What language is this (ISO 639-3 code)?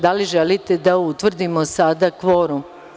srp